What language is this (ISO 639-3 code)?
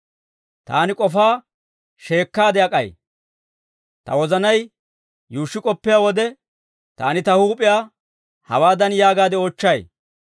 dwr